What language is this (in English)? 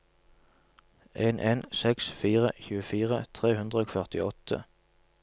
Norwegian